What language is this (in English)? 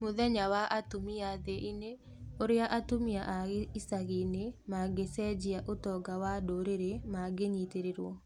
Kikuyu